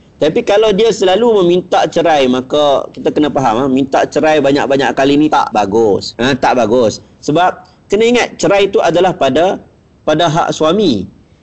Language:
Malay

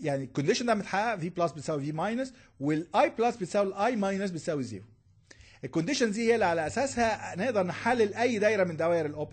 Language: Arabic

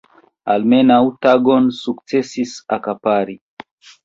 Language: Esperanto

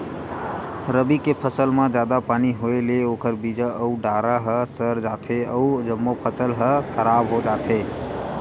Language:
Chhattisgarhi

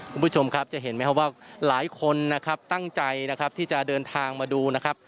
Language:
Thai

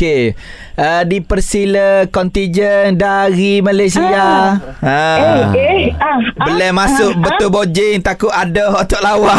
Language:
Malay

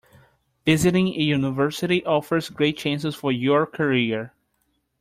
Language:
English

